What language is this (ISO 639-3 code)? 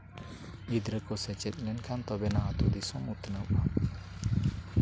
sat